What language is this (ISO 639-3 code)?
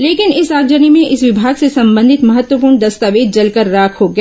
hin